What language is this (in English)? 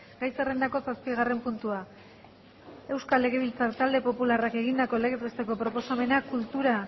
Basque